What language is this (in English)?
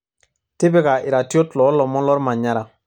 Masai